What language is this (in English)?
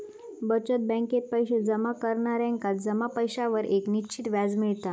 Marathi